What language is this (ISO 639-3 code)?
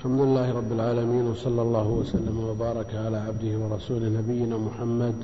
ara